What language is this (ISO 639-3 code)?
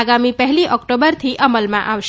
guj